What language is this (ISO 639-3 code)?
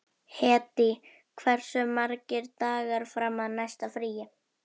isl